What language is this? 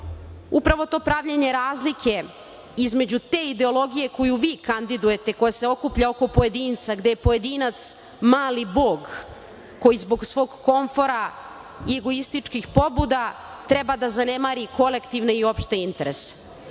Serbian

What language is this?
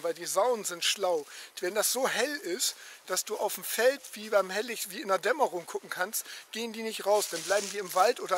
German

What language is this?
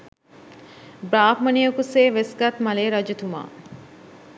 Sinhala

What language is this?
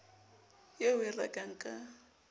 Southern Sotho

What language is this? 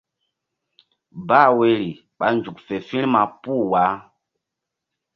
Mbum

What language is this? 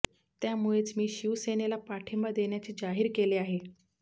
Marathi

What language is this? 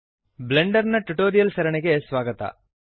Kannada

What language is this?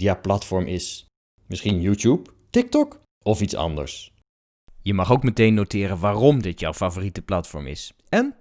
Dutch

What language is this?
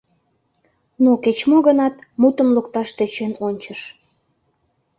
Mari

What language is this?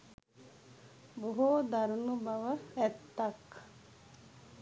Sinhala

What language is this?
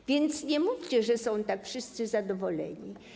Polish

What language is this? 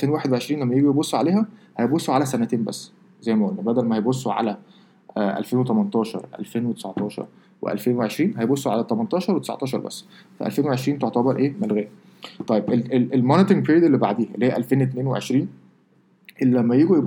Arabic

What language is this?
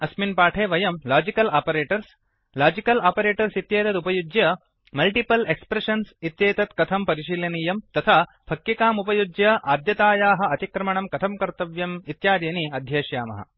Sanskrit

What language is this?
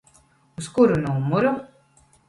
Latvian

